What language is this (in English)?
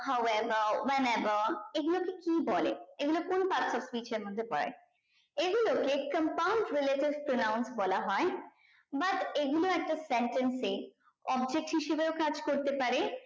Bangla